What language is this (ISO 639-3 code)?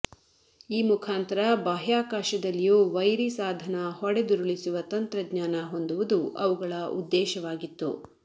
kan